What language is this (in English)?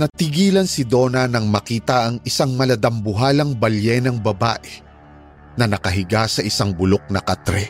Filipino